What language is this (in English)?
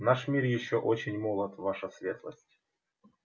Russian